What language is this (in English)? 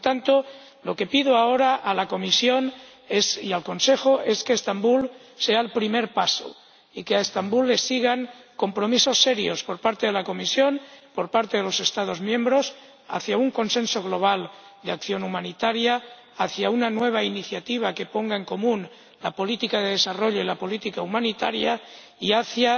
Spanish